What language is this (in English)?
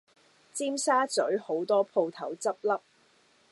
Cantonese